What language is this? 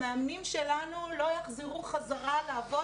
Hebrew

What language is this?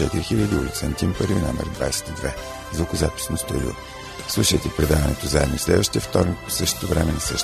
Bulgarian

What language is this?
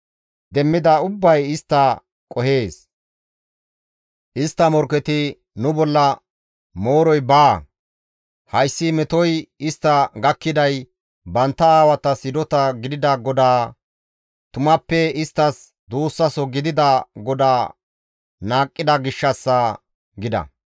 Gamo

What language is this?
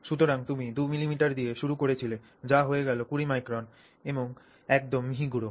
Bangla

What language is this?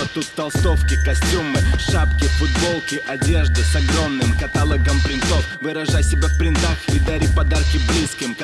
Russian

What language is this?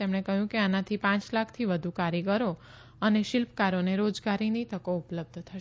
Gujarati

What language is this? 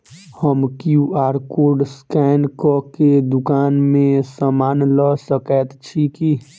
Maithili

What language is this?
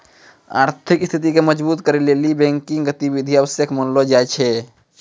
Maithili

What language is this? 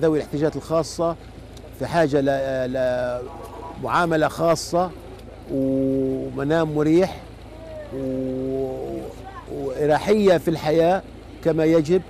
Arabic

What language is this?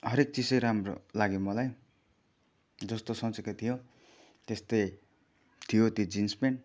Nepali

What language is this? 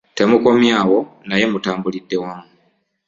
Ganda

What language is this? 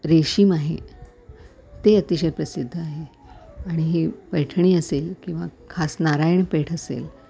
Marathi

